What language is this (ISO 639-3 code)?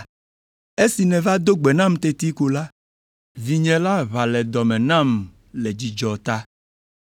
ewe